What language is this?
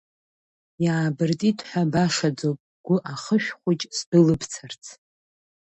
Abkhazian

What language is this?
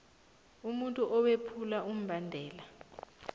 South Ndebele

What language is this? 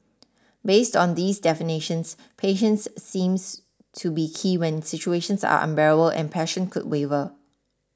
English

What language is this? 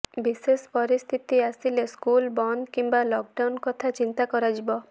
Odia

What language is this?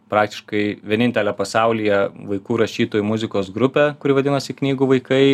Lithuanian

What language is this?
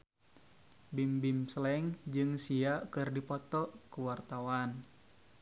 Sundanese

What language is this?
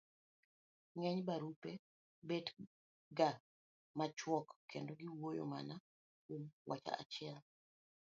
Luo (Kenya and Tanzania)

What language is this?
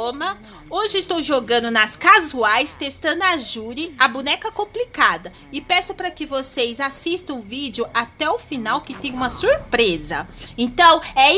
Portuguese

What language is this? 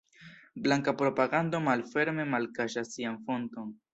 Esperanto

